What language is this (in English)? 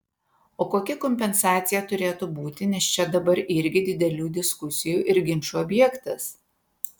Lithuanian